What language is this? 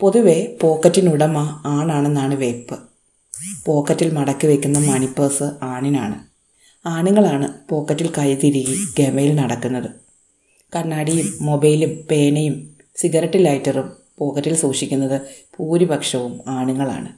Malayalam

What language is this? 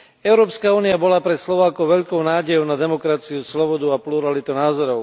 Slovak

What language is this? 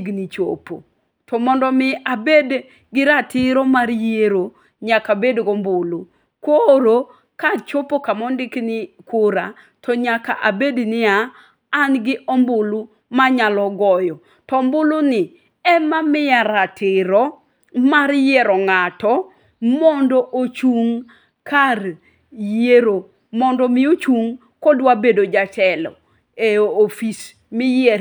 Luo (Kenya and Tanzania)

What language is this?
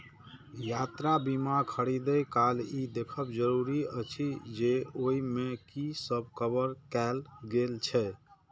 Maithili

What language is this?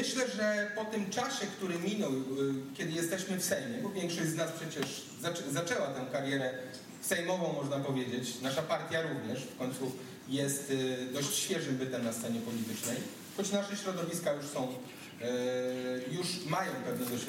Polish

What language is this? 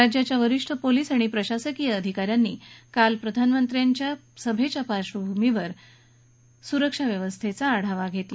Marathi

